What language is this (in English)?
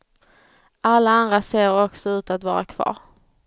Swedish